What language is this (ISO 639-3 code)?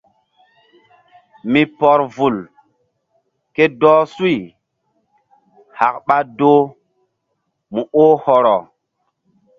mdd